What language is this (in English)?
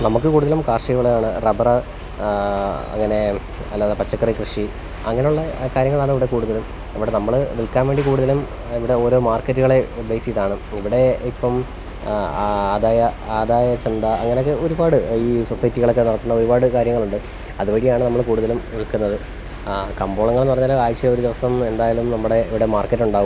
Malayalam